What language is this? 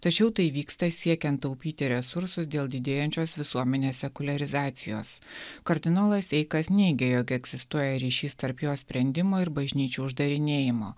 Lithuanian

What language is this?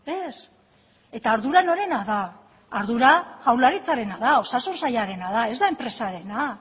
Basque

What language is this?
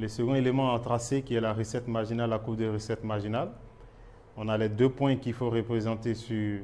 French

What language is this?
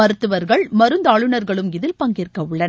Tamil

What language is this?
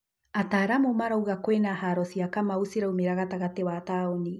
Kikuyu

